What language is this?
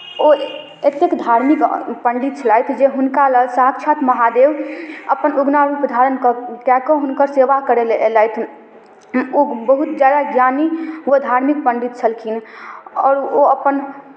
Maithili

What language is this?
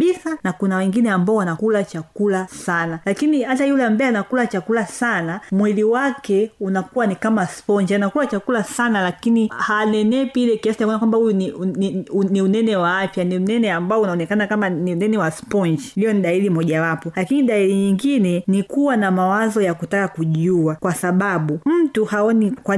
Swahili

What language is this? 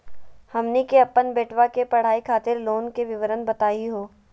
Magahi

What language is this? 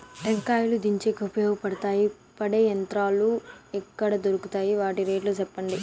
Telugu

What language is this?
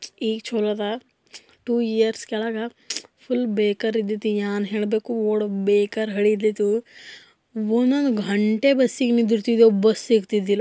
Kannada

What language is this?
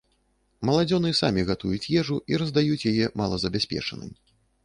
Belarusian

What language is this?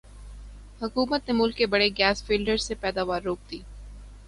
Urdu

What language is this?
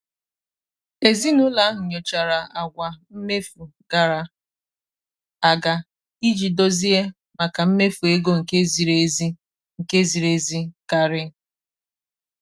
Igbo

